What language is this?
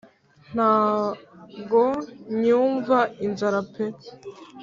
Kinyarwanda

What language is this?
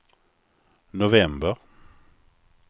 Swedish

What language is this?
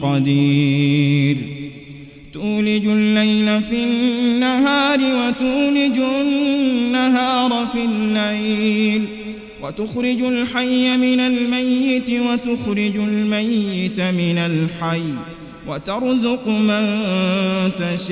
Arabic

